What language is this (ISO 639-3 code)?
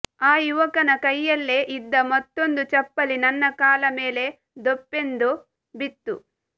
kan